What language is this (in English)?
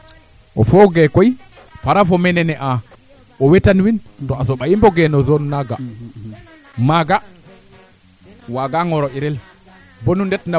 Serer